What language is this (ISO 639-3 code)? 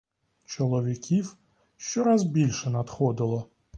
ukr